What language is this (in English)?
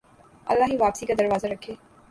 Urdu